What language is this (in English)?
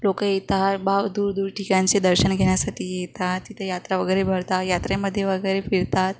Marathi